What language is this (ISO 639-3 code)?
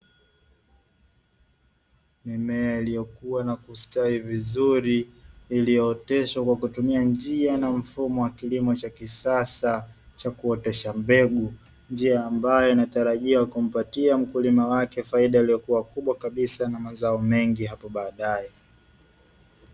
swa